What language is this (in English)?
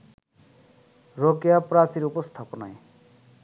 Bangla